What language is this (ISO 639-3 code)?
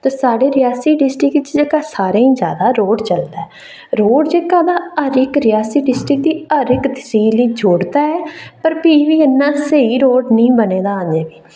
doi